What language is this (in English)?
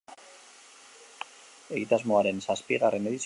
Basque